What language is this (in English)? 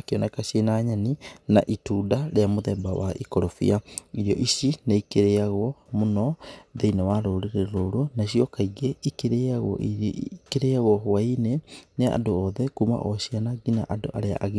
Kikuyu